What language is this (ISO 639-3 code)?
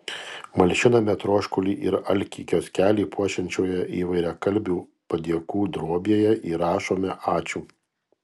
lit